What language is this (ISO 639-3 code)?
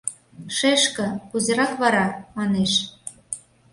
chm